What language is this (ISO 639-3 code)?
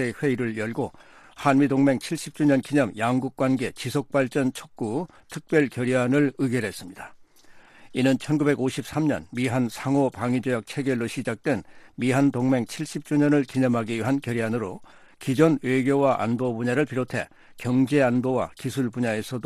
kor